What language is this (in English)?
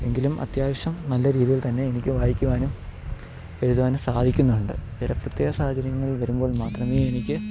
Malayalam